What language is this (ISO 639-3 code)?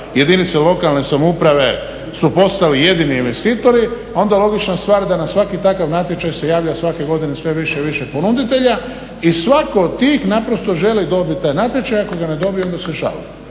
hrv